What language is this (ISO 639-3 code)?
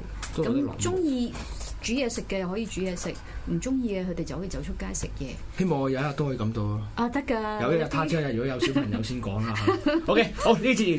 zho